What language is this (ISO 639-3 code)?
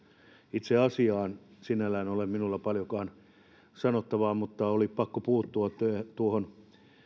fin